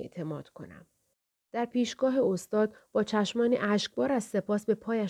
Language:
Persian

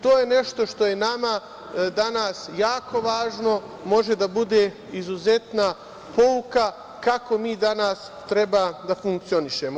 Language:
Serbian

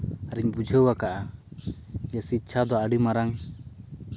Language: Santali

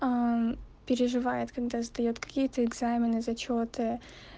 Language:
Russian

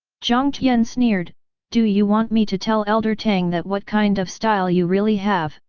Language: English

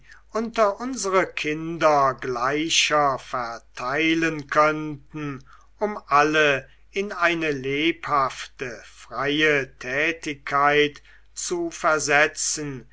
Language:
German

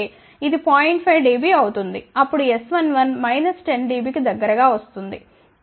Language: Telugu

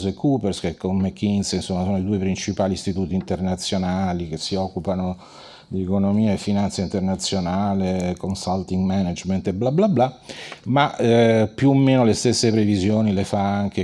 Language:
Italian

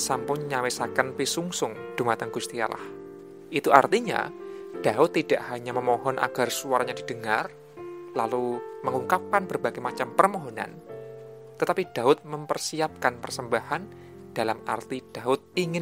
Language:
Indonesian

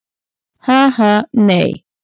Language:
Icelandic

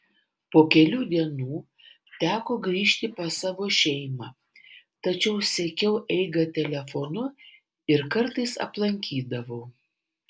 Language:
Lithuanian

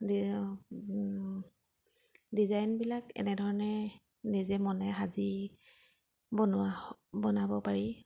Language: Assamese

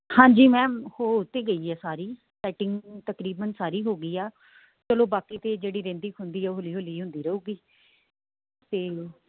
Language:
Punjabi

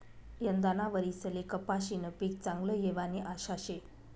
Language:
Marathi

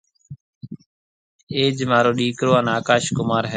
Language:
Marwari (Pakistan)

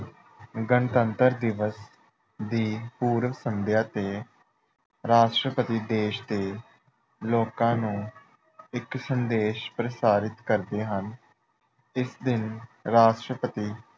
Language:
Punjabi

